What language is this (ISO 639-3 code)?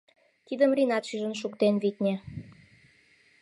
chm